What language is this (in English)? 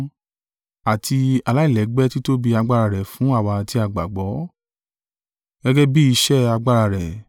Yoruba